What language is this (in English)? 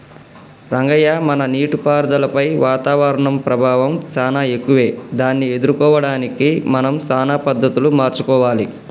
Telugu